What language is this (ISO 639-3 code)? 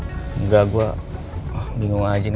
ind